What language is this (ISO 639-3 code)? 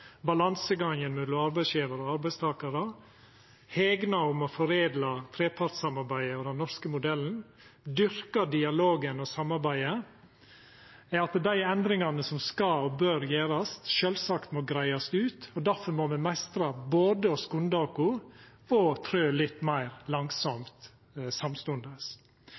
nno